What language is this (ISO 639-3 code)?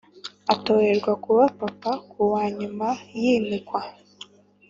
kin